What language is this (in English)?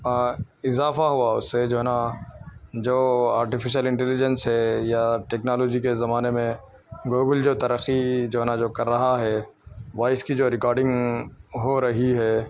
Urdu